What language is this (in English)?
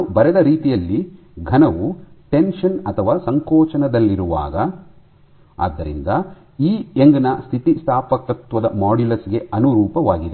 Kannada